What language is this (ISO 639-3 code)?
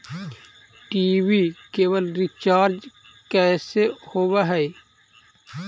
mag